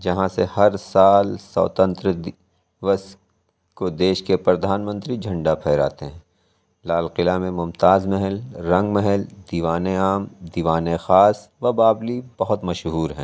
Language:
Urdu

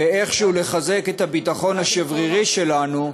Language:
Hebrew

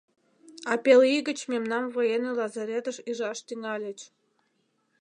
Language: Mari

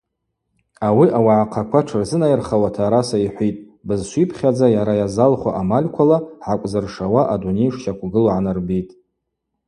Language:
Abaza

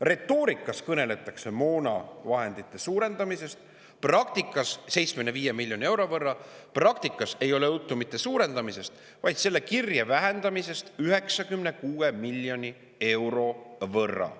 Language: Estonian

